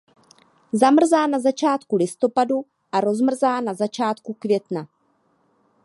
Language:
Czech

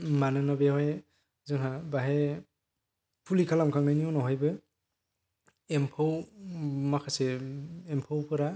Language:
Bodo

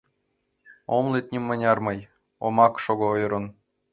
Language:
Mari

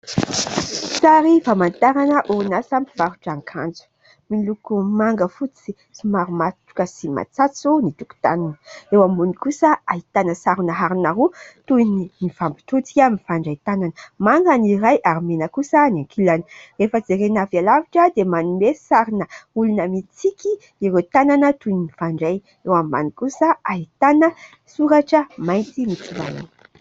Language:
Malagasy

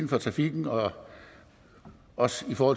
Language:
Danish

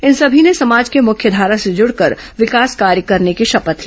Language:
Hindi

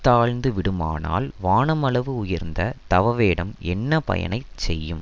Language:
Tamil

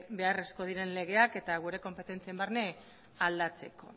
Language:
Basque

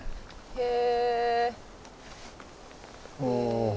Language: Japanese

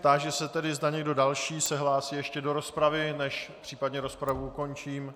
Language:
Czech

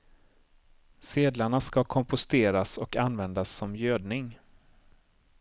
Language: Swedish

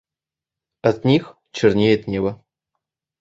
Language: Russian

